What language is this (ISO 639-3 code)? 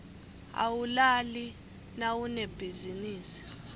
ssw